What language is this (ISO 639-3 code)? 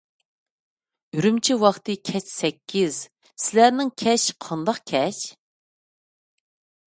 uig